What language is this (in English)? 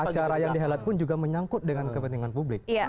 Indonesian